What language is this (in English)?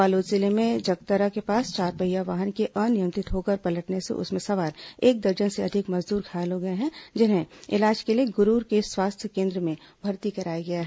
Hindi